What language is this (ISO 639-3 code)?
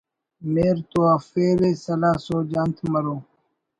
brh